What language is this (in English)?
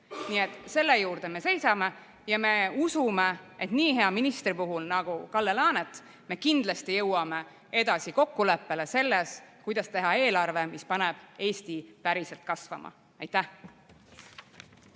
Estonian